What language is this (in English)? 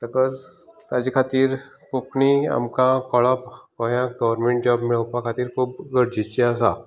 Konkani